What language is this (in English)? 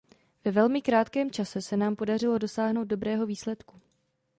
Czech